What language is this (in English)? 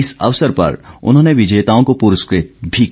Hindi